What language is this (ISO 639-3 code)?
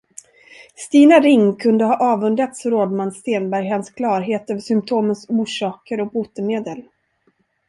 swe